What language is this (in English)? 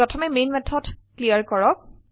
Assamese